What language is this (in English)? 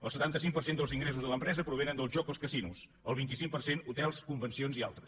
Catalan